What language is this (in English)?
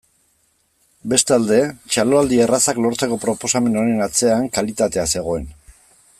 Basque